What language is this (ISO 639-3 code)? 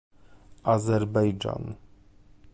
pol